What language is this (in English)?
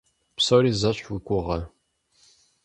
Kabardian